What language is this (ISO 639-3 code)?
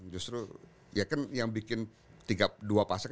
ind